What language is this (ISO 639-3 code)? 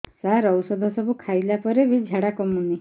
ori